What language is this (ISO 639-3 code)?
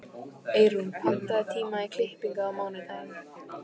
isl